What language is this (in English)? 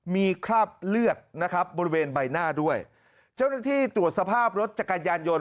Thai